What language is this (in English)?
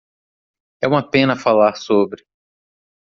Portuguese